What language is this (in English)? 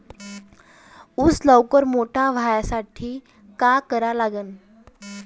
Marathi